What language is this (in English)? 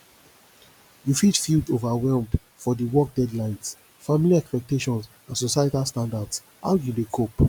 Nigerian Pidgin